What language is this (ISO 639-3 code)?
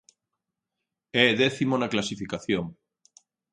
glg